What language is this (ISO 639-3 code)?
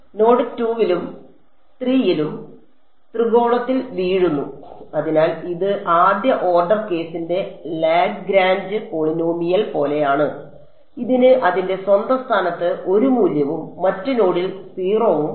mal